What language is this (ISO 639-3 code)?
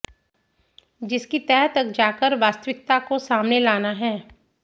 hin